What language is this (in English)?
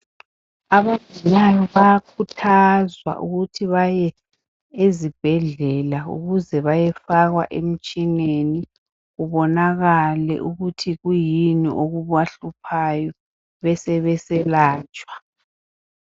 North Ndebele